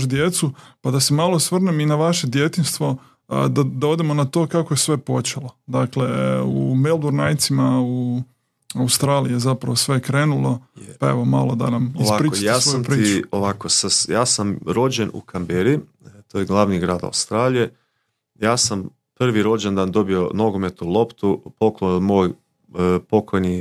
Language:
Croatian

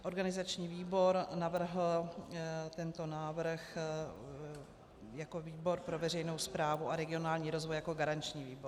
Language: Czech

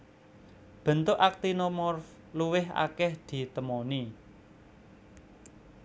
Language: Javanese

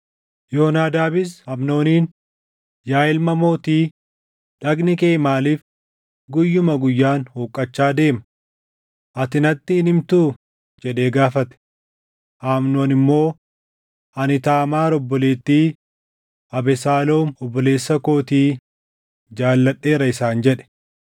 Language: Oromo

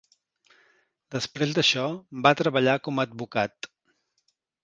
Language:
Catalan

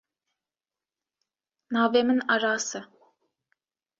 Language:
Kurdish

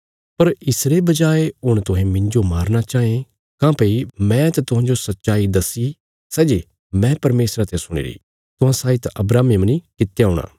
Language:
Bilaspuri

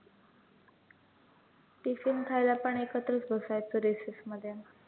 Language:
Marathi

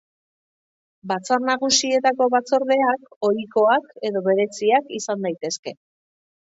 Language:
Basque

